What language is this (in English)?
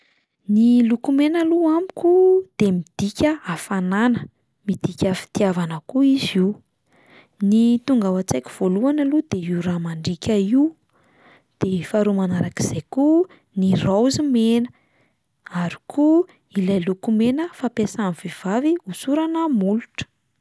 Malagasy